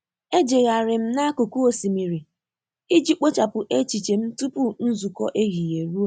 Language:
Igbo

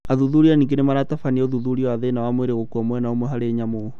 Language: Kikuyu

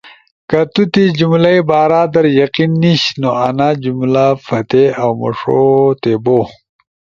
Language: Ushojo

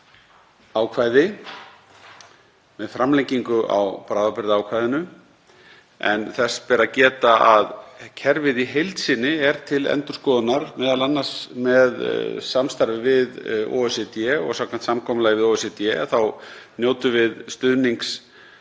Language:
Icelandic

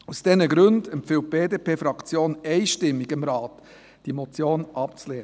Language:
Swiss German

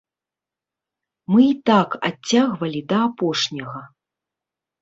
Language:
Belarusian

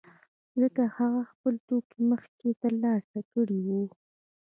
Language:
Pashto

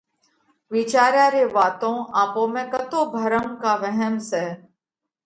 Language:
Parkari Koli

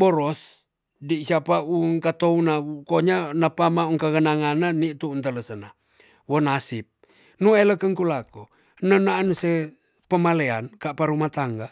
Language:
Tonsea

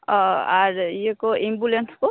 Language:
Santali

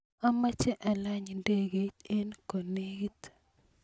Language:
Kalenjin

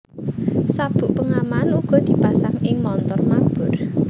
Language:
Javanese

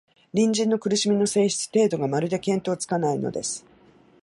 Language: Japanese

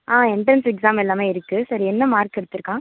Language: Tamil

